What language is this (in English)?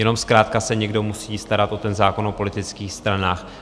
Czech